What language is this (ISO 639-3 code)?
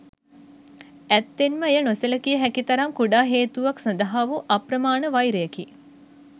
sin